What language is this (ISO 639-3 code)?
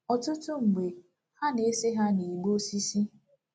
ibo